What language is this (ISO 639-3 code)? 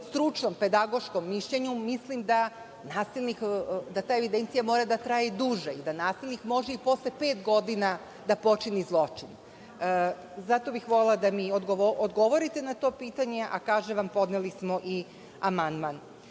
srp